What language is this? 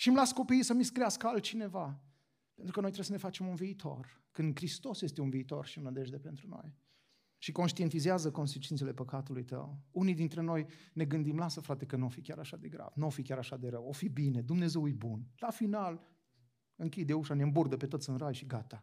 Romanian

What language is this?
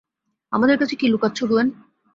Bangla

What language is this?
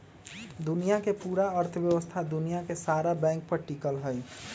Magahi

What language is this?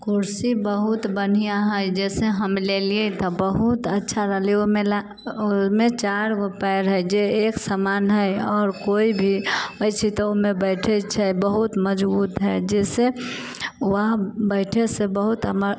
Maithili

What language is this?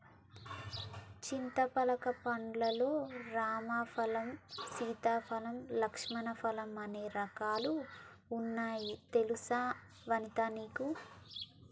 Telugu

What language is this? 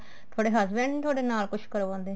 Punjabi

